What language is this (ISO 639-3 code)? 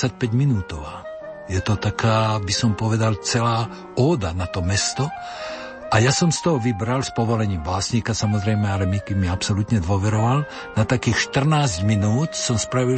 slk